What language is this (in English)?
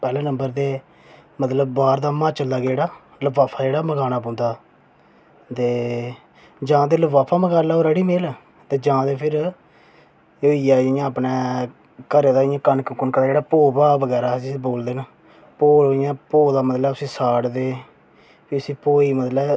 Dogri